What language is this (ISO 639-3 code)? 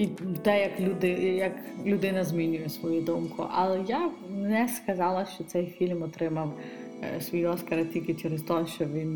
ukr